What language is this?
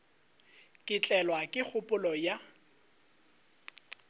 Northern Sotho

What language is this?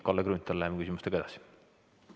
Estonian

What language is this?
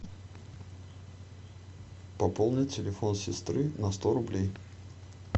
Russian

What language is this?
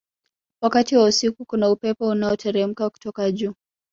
Swahili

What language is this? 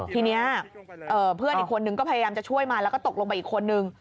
Thai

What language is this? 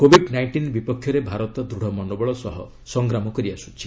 Odia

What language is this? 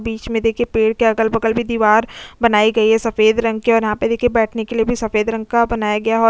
Hindi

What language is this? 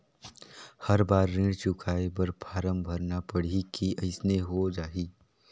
Chhattisgarhi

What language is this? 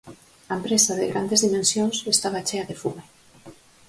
Galician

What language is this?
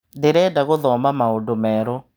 Kikuyu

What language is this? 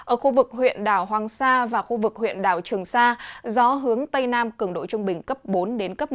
Vietnamese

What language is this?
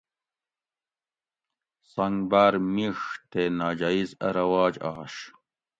Gawri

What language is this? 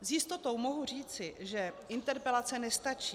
Czech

